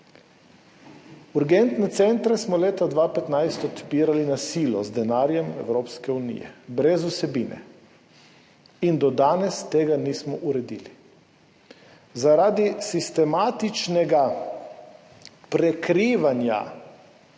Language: Slovenian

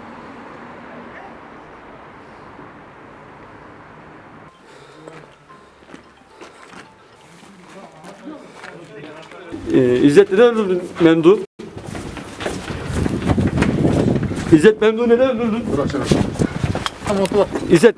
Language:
Turkish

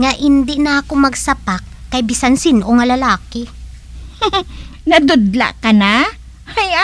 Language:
Filipino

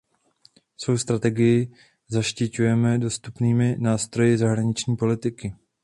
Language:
Czech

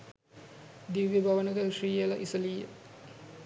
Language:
Sinhala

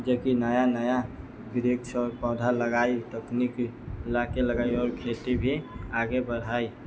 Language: Maithili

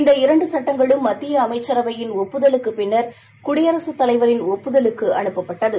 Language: Tamil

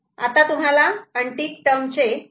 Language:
Marathi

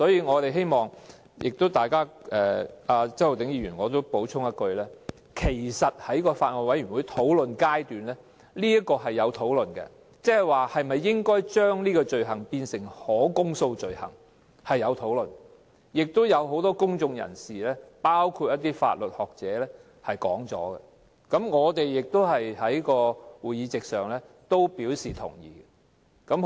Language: Cantonese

